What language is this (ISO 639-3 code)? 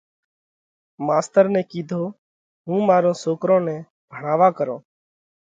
kvx